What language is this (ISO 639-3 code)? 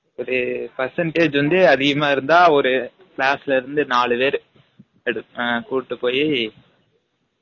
tam